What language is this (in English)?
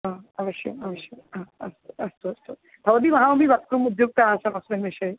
Sanskrit